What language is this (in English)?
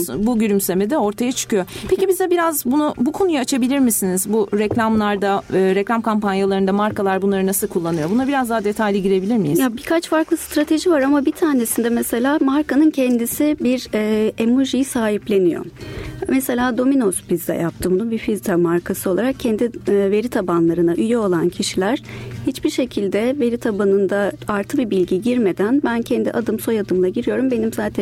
Turkish